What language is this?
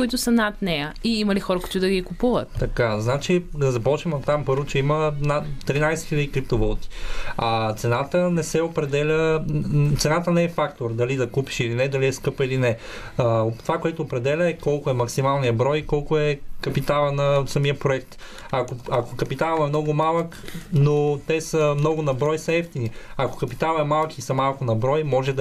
Bulgarian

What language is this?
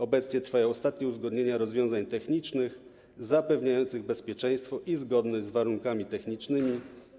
Polish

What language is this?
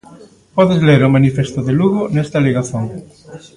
Galician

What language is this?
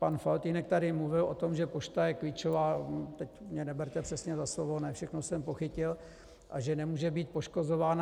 Czech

